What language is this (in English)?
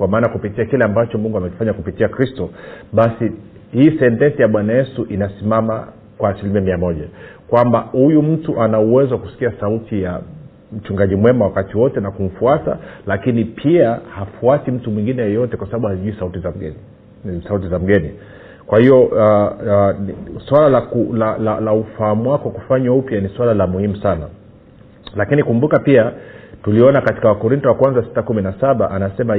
Swahili